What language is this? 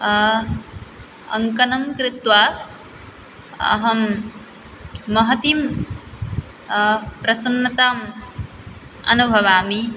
Sanskrit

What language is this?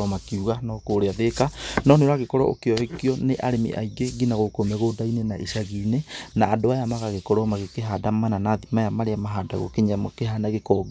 Kikuyu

